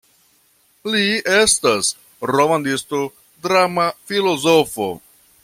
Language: Esperanto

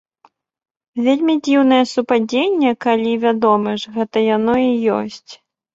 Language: Belarusian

